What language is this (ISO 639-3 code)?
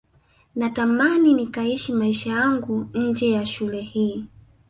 swa